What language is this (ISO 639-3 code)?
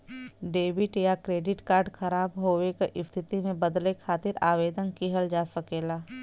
bho